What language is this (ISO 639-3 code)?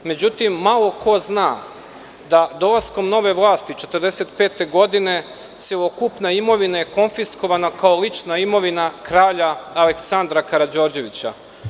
srp